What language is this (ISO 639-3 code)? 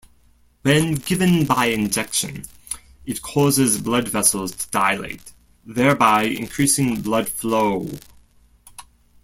eng